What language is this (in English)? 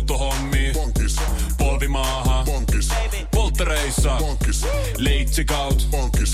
Finnish